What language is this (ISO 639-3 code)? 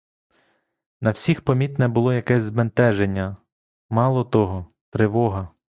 ukr